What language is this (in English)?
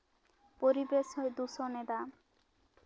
Santali